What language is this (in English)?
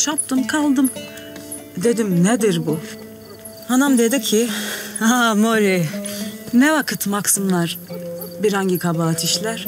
Turkish